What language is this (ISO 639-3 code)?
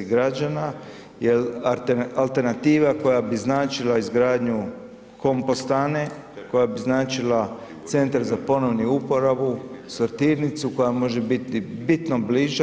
hrv